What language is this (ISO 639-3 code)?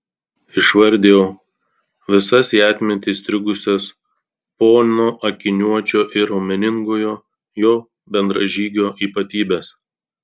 lit